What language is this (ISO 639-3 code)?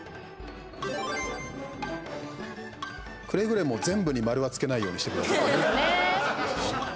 jpn